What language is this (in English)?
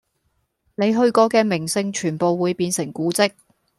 Cantonese